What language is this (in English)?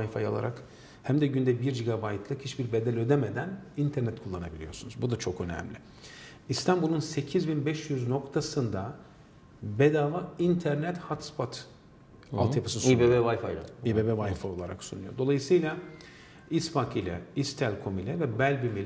Turkish